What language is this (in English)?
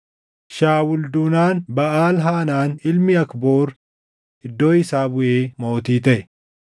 Oromo